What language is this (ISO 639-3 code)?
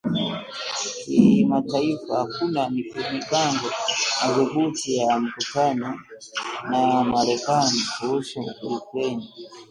swa